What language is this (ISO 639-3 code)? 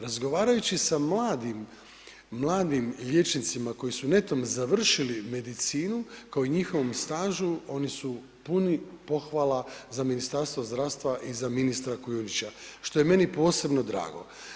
hrv